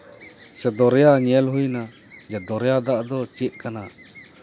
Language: Santali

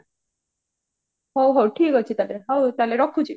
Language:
Odia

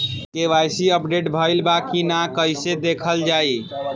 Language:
Bhojpuri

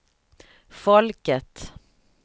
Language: Swedish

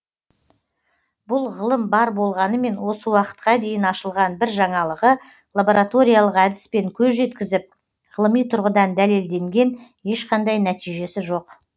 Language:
Kazakh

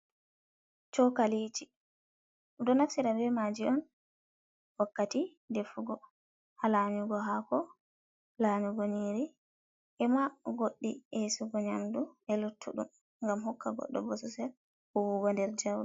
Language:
Fula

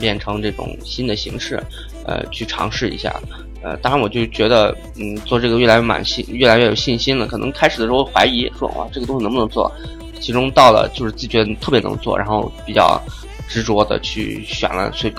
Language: Chinese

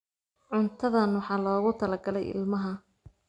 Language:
Somali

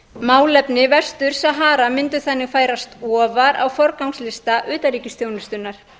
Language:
Icelandic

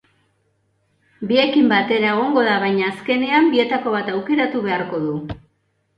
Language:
Basque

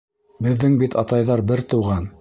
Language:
Bashkir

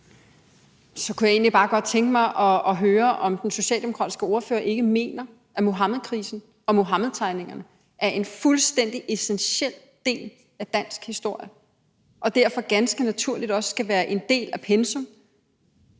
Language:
Danish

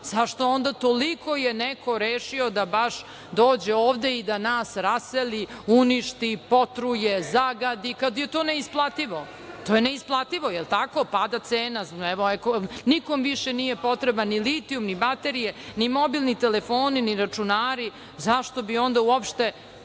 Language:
Serbian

